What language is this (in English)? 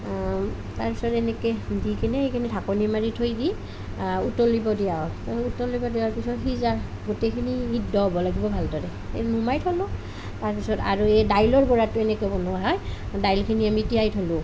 Assamese